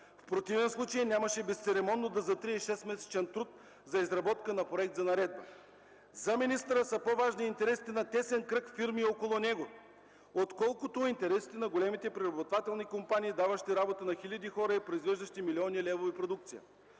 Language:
Bulgarian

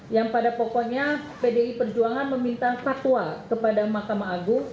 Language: Indonesian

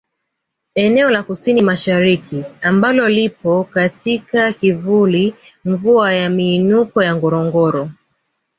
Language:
Swahili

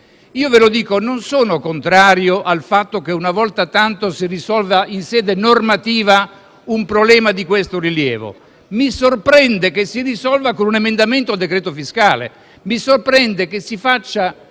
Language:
Italian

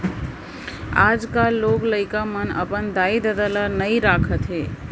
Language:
Chhattisgarhi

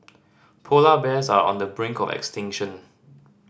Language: English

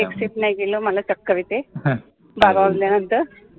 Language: Marathi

